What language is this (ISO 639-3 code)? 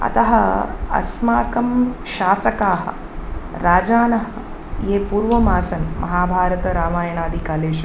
san